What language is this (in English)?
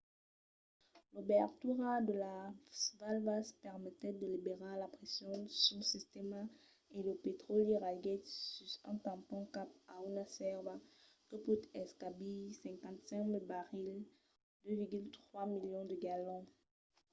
Occitan